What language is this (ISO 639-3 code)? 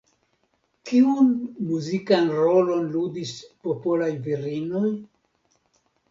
epo